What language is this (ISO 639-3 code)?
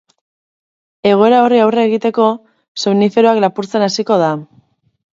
eus